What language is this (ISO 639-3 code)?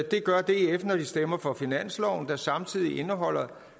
dan